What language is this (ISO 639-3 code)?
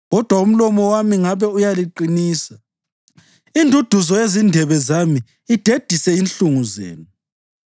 nde